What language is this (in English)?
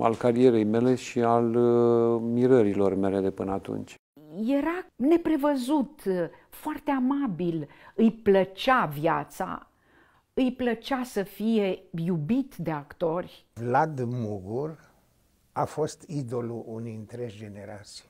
Romanian